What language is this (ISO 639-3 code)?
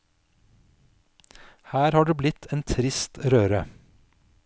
nor